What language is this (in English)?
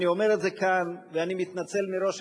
Hebrew